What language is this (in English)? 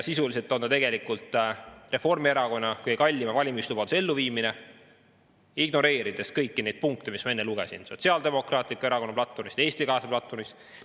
Estonian